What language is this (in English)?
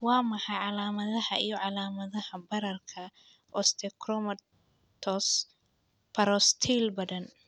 Somali